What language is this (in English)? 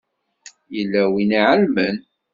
Kabyle